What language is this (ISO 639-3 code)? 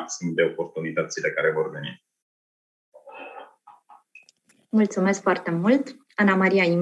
ron